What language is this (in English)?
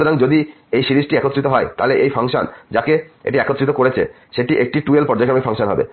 Bangla